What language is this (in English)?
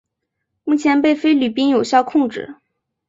Chinese